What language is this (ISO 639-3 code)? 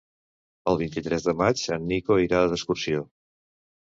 cat